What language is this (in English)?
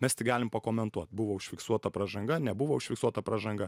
Lithuanian